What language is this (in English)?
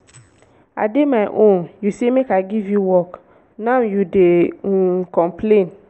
Nigerian Pidgin